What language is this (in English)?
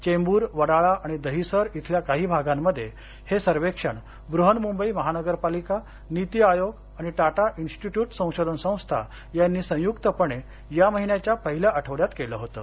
Marathi